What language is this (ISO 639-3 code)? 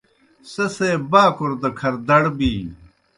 plk